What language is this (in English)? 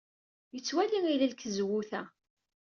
Kabyle